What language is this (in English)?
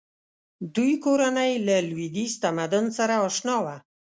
Pashto